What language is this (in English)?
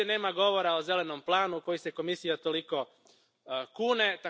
Croatian